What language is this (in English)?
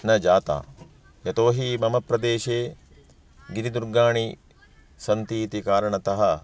Sanskrit